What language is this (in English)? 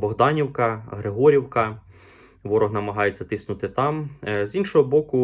Ukrainian